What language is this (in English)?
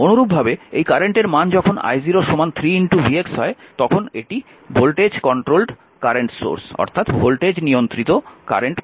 Bangla